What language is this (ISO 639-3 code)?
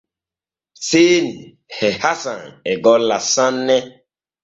fue